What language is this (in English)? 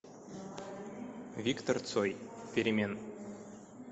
Russian